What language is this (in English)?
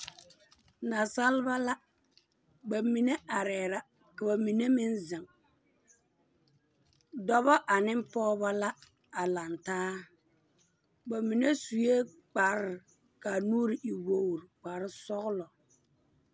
Southern Dagaare